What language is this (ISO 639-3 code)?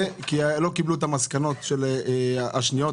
heb